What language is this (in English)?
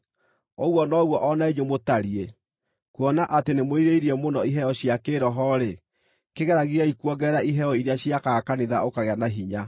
Kikuyu